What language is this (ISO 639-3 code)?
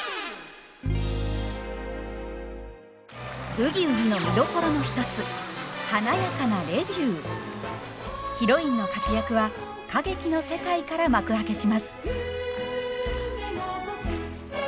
jpn